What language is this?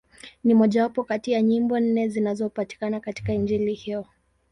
Swahili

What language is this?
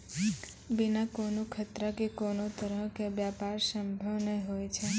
Maithili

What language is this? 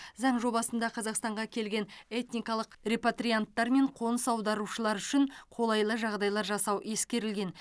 Kazakh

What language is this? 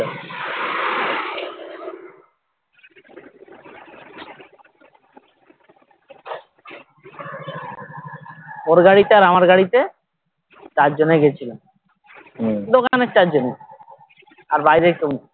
Bangla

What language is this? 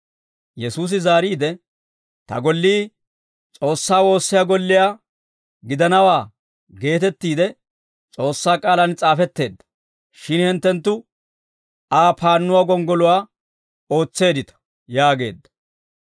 Dawro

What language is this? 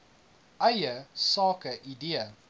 Afrikaans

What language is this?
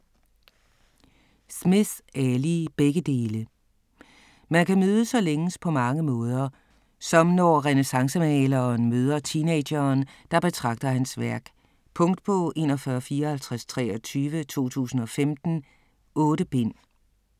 Danish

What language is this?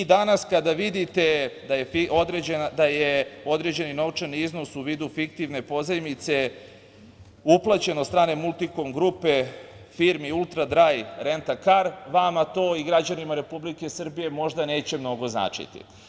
Serbian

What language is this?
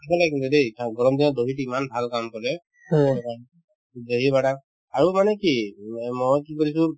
Assamese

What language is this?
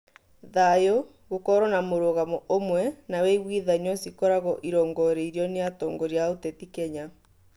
Kikuyu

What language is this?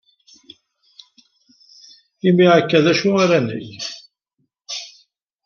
Kabyle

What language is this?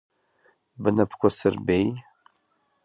Abkhazian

